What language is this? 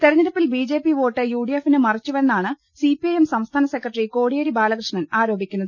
Malayalam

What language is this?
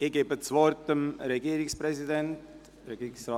Swiss German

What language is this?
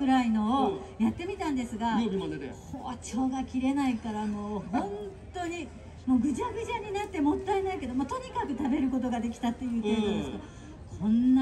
Japanese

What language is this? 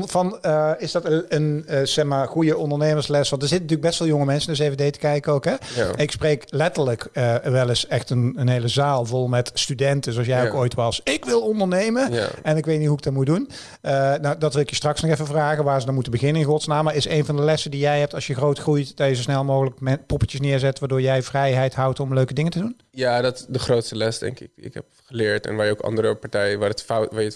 Dutch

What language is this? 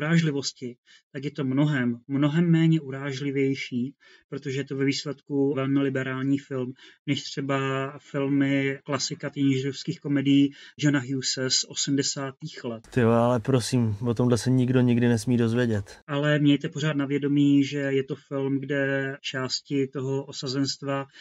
Czech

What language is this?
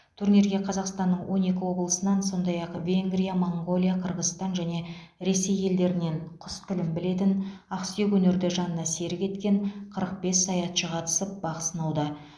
Kazakh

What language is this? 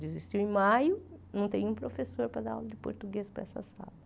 Portuguese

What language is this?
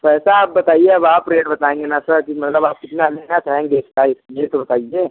Hindi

